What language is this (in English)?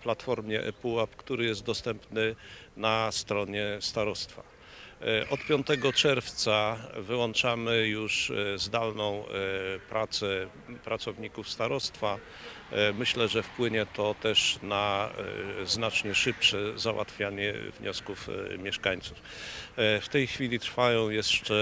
Polish